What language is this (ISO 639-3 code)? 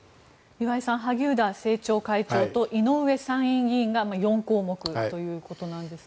jpn